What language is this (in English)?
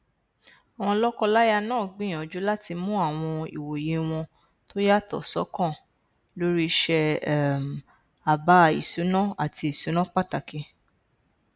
Yoruba